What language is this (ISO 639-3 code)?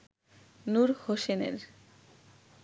ben